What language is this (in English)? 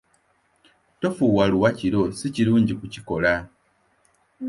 Ganda